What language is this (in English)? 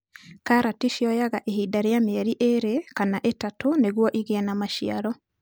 Kikuyu